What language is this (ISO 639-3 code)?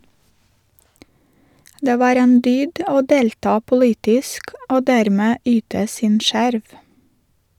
nor